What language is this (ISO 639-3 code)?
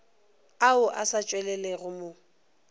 nso